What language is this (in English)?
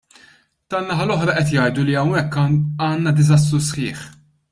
Maltese